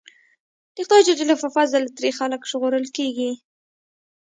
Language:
Pashto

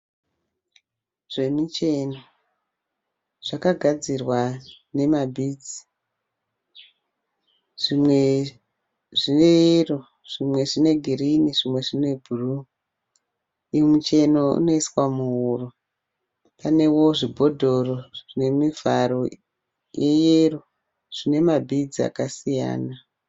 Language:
Shona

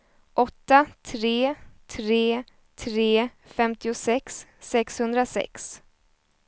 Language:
Swedish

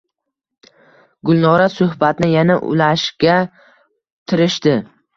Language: Uzbek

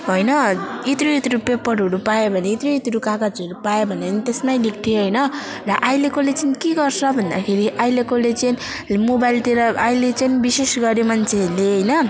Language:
Nepali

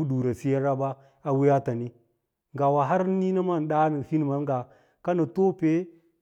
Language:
Lala-Roba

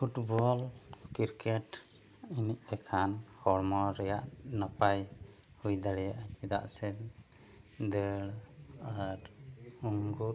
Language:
Santali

